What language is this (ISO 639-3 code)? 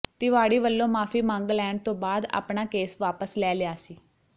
pan